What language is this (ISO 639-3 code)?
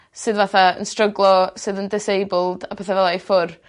cym